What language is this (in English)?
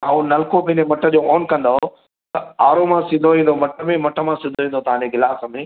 Sindhi